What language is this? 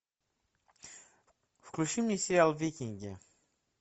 Russian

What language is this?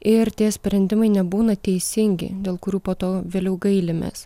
Lithuanian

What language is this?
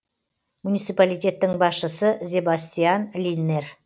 Kazakh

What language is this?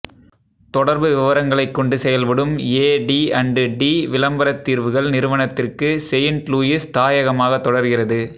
Tamil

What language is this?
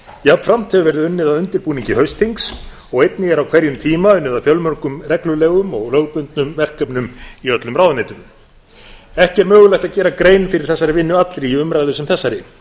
Icelandic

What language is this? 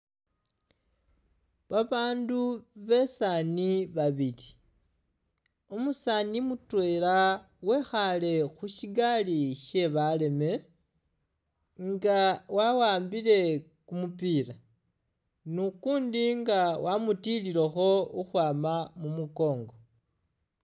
Masaaba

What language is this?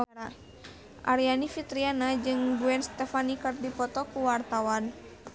Sundanese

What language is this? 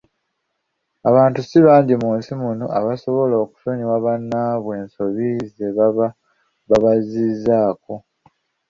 Ganda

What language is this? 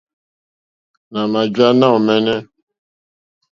Mokpwe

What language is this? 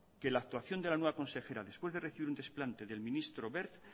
Spanish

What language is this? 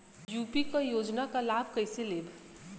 Bhojpuri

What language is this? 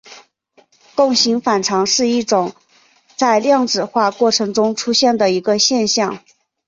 Chinese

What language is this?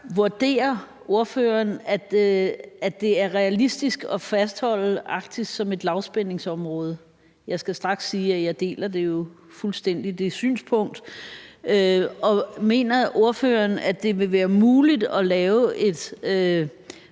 Danish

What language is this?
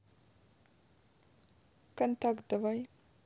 Russian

